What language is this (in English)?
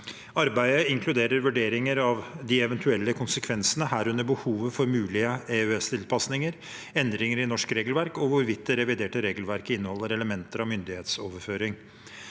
Norwegian